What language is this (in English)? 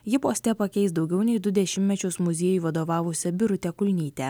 Lithuanian